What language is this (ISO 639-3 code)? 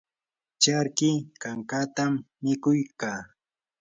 qur